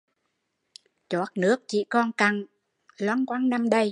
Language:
Vietnamese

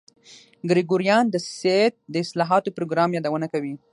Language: Pashto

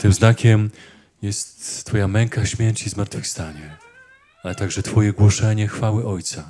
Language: Polish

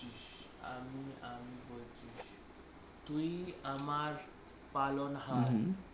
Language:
Bangla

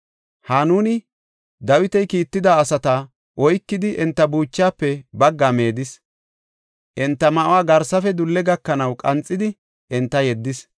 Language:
Gofa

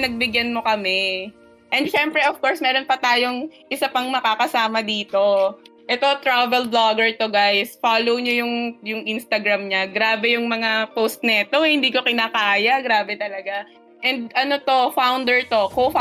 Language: Filipino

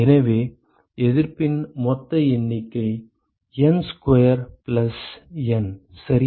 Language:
Tamil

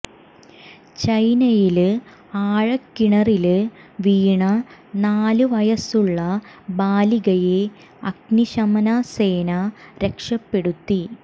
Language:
Malayalam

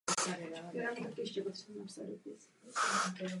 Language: Czech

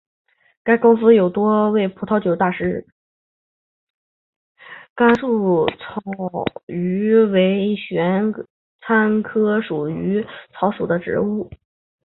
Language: Chinese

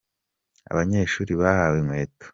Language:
Kinyarwanda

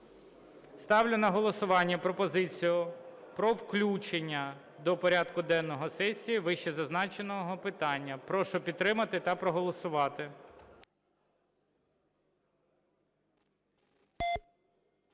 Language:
Ukrainian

